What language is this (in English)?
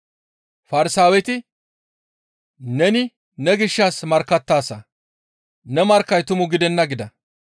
Gamo